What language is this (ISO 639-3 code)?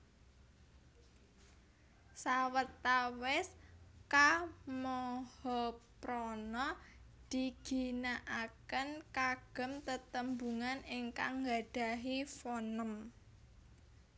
jav